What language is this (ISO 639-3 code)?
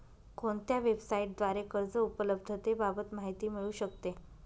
mar